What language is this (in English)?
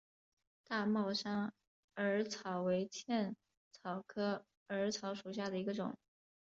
Chinese